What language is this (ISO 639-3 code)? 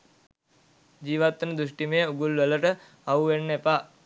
sin